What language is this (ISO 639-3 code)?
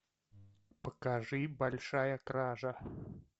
rus